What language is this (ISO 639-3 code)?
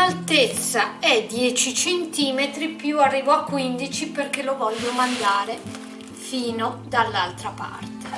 ita